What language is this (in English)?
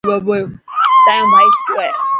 Dhatki